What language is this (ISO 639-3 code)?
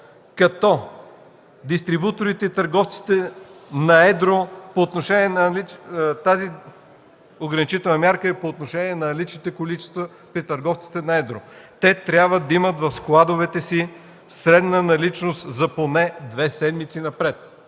bul